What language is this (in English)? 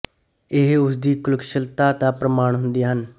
Punjabi